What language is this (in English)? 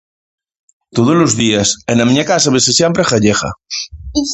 Galician